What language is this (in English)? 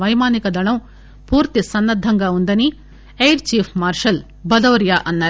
Telugu